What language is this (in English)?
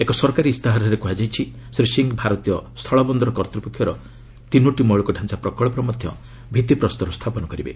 Odia